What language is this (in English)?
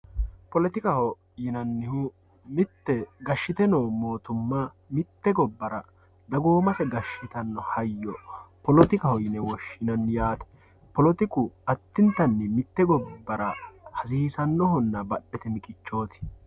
Sidamo